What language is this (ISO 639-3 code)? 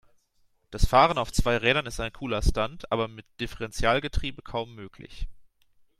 deu